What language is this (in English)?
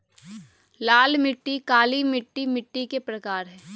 Magahi